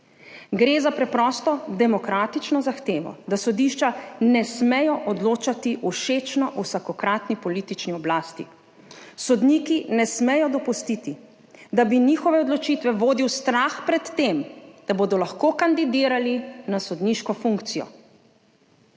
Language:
Slovenian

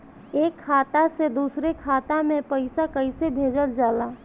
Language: Bhojpuri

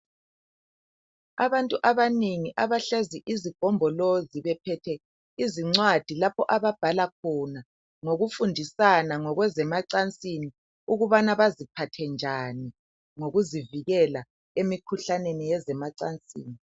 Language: North Ndebele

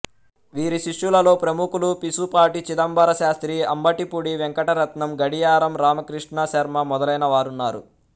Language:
Telugu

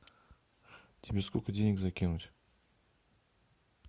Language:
Russian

